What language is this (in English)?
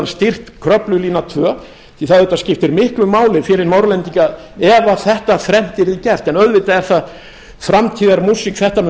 Icelandic